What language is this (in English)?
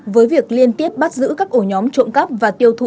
Vietnamese